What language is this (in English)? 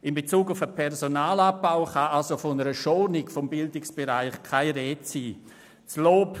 Swiss German